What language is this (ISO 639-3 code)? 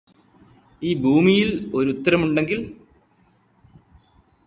mal